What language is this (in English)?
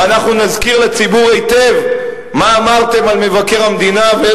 Hebrew